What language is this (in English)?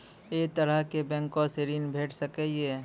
Maithili